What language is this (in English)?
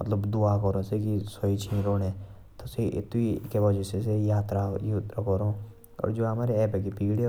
Jaunsari